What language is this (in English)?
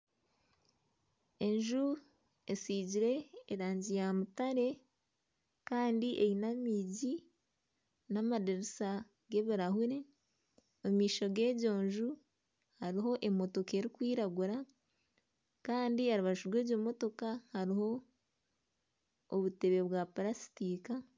Nyankole